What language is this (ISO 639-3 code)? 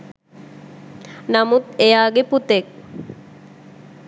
sin